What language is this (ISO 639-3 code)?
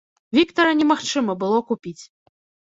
bel